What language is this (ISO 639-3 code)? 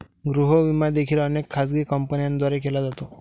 mar